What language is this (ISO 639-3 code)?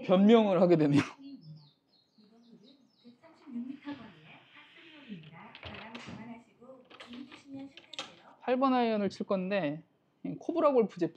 kor